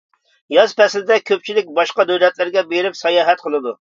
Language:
Uyghur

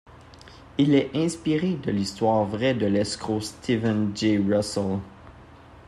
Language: French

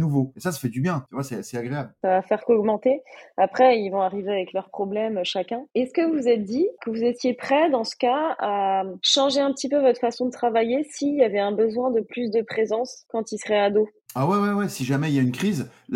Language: French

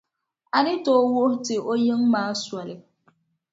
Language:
Dagbani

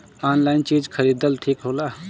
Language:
Bhojpuri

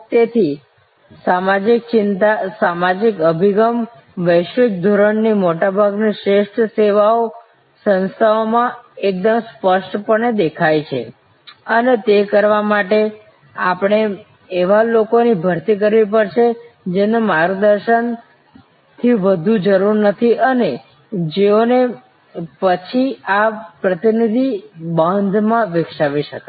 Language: Gujarati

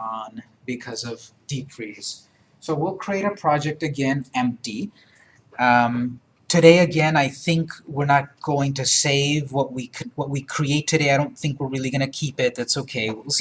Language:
English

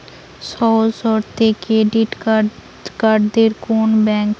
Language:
Bangla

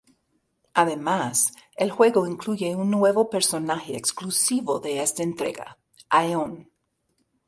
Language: Spanish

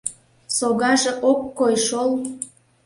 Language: Mari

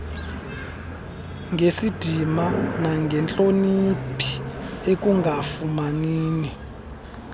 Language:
Xhosa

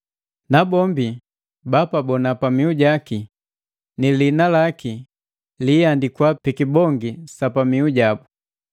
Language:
Matengo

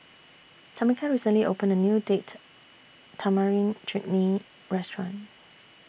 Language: English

